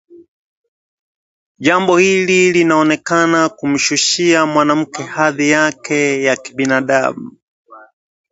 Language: Swahili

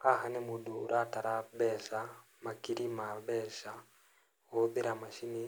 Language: Kikuyu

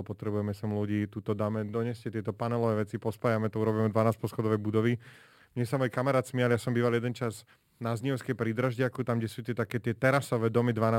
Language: Slovak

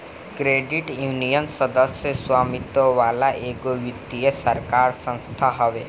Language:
Bhojpuri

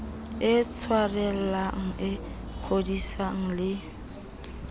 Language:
Southern Sotho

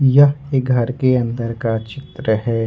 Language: Hindi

